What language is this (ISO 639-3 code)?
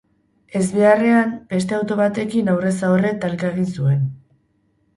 eus